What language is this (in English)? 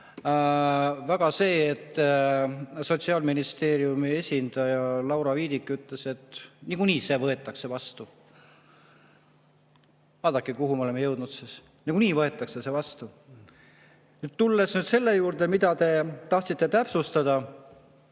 Estonian